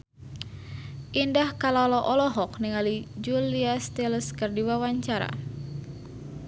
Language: Sundanese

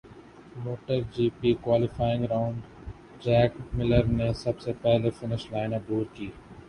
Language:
Urdu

